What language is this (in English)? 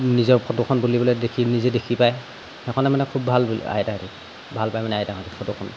Assamese